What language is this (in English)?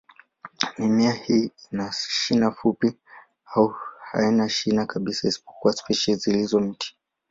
Swahili